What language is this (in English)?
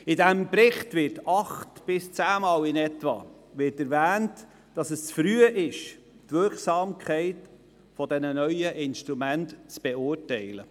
Swiss German